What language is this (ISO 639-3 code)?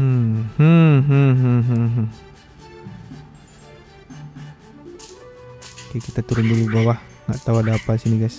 ind